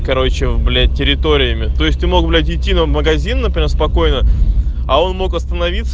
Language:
Russian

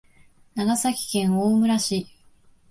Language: Japanese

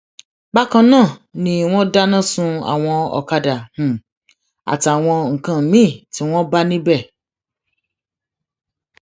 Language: Yoruba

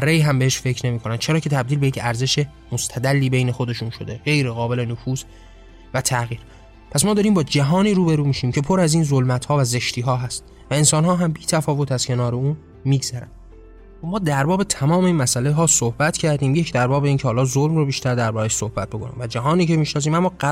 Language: Persian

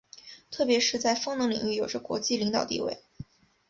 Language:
Chinese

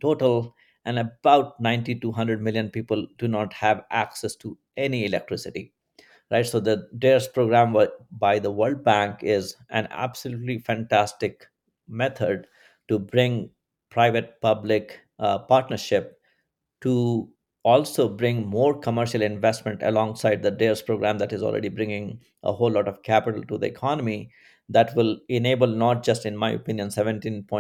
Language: English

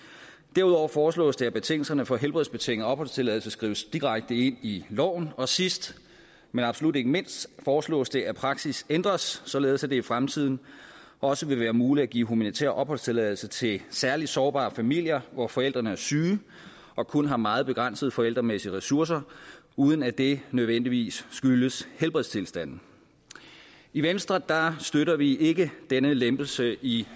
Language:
Danish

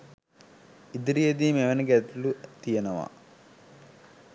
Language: Sinhala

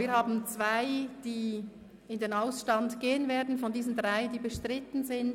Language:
Swiss German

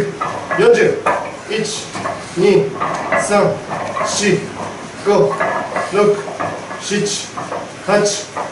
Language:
Japanese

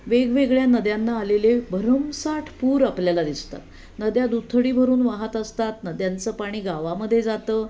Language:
Marathi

